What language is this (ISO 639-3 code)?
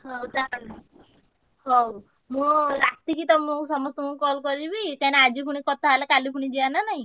ori